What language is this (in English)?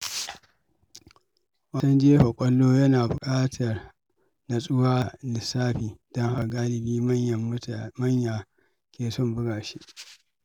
Hausa